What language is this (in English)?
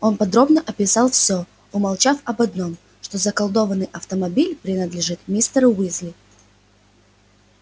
Russian